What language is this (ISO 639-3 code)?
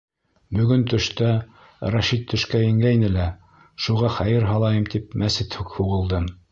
bak